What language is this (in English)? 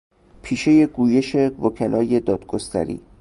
Persian